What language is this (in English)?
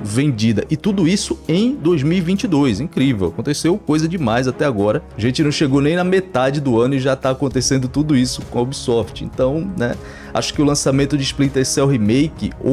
Portuguese